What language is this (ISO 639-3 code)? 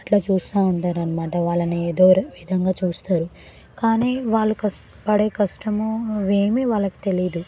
tel